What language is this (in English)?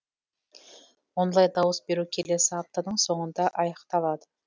Kazakh